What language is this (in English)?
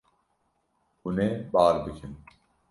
Kurdish